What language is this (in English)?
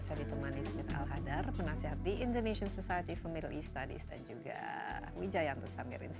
Indonesian